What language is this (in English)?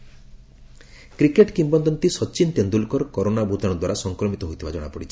Odia